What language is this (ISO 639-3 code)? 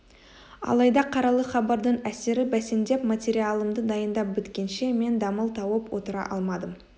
kaz